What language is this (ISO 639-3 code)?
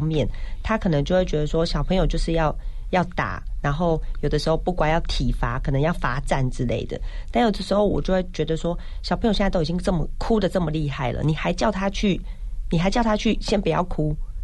zho